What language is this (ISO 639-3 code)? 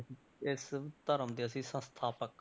pan